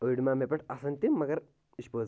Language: Kashmiri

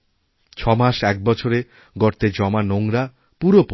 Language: Bangla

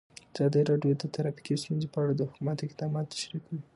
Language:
Pashto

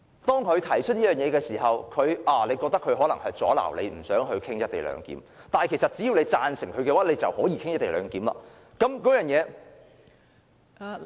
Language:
Cantonese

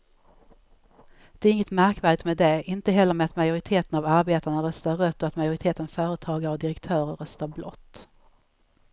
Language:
Swedish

